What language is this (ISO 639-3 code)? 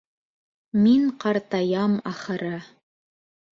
bak